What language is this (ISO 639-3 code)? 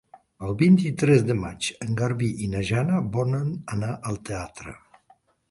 cat